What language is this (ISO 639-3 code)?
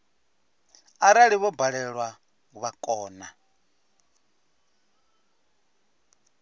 ven